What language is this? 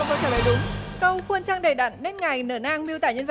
Vietnamese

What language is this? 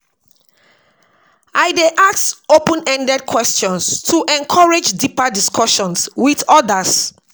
Nigerian Pidgin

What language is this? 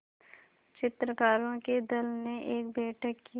Hindi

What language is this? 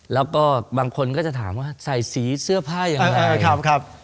Thai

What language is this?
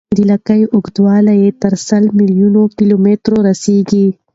Pashto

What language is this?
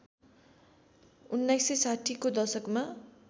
Nepali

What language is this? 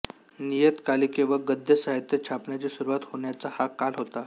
Marathi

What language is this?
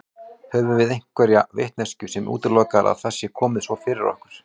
Icelandic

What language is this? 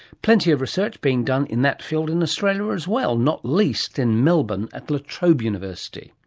English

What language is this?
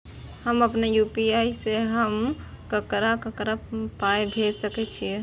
Maithili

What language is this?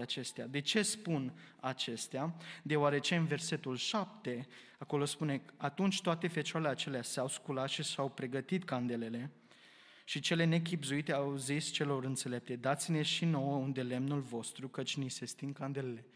Romanian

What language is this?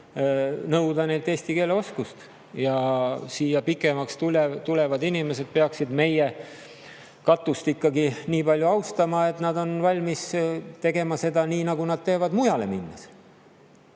Estonian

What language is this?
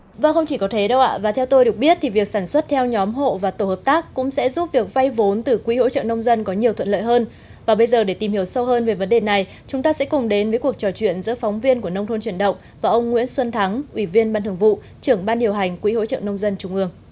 Vietnamese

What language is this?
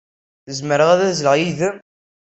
Kabyle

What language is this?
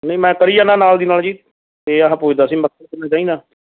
Punjabi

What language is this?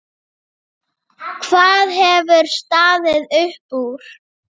Icelandic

